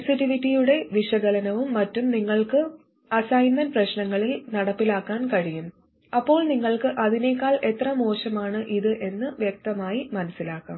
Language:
Malayalam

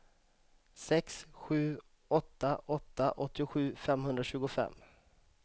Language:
Swedish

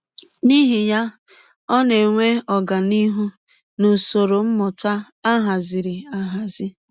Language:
Igbo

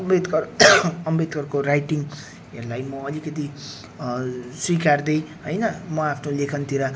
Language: Nepali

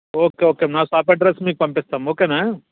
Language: Telugu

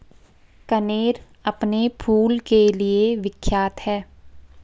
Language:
Hindi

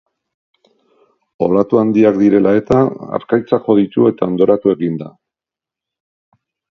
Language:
Basque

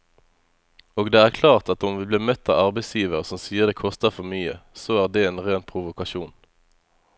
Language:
Norwegian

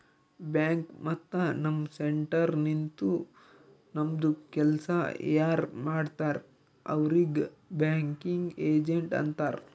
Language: Kannada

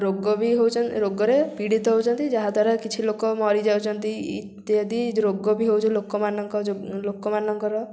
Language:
Odia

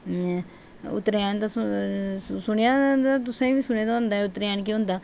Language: Dogri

